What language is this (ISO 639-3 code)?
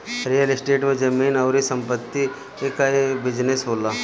bho